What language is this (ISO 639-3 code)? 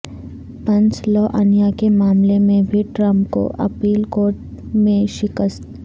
urd